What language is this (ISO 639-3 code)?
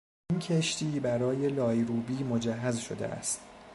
fas